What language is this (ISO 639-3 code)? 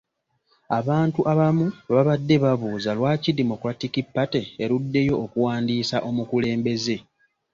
lug